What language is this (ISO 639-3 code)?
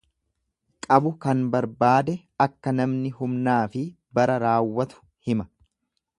orm